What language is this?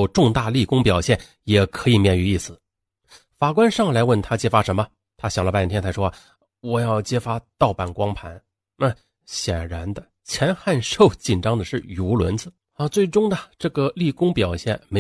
Chinese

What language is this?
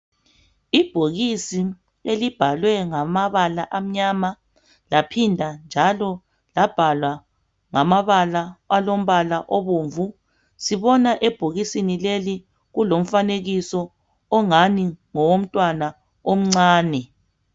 North Ndebele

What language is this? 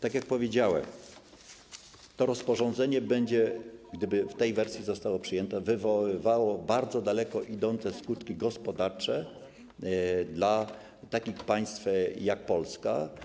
Polish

